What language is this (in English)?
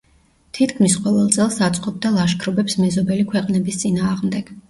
Georgian